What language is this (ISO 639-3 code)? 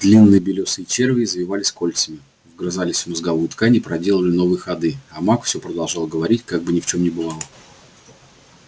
rus